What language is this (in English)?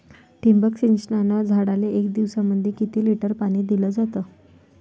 Marathi